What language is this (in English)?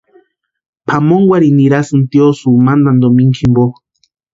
Western Highland Purepecha